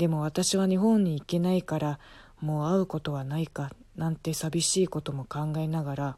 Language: Japanese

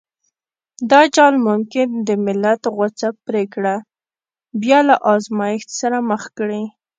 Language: Pashto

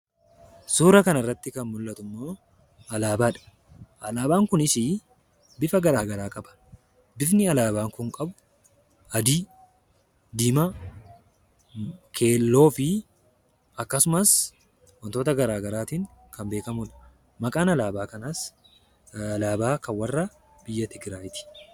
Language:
Oromo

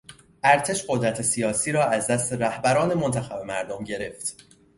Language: Persian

